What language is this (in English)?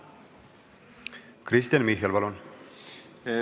Estonian